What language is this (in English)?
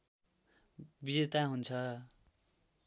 Nepali